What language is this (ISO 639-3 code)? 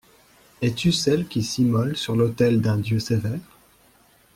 fra